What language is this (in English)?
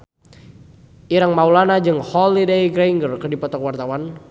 Sundanese